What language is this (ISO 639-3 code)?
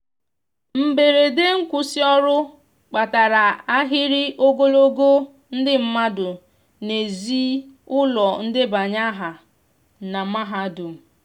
ibo